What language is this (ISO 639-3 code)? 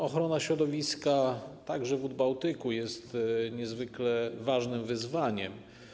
pol